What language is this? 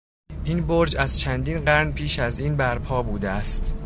Persian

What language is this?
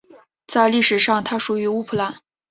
Chinese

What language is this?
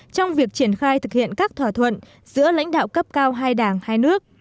Vietnamese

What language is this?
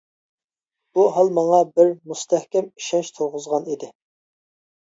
Uyghur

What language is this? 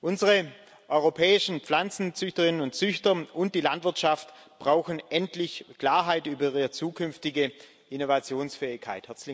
German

